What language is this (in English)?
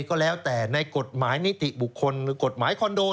Thai